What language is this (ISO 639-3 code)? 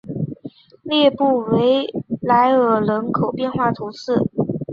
zho